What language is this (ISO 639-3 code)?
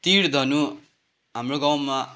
nep